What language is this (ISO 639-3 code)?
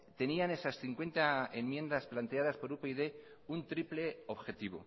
spa